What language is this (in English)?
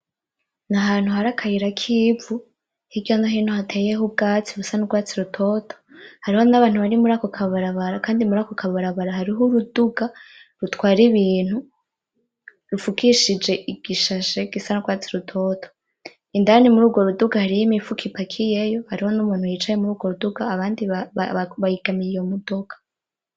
Rundi